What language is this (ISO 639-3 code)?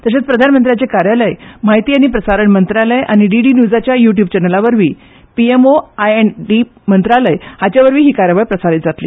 kok